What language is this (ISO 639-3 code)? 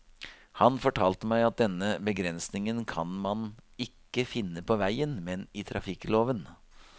nor